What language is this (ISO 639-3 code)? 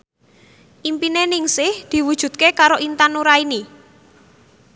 jav